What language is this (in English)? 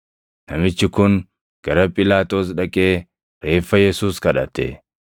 Oromo